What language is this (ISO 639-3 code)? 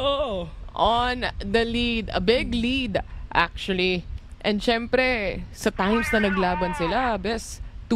fil